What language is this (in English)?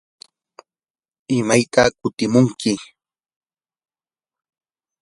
Yanahuanca Pasco Quechua